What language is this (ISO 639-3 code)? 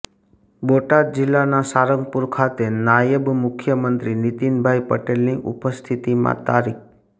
guj